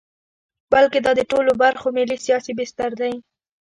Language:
Pashto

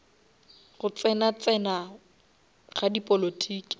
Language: Northern Sotho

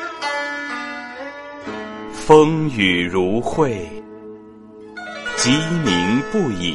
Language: Chinese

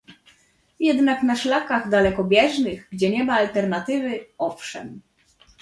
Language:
Polish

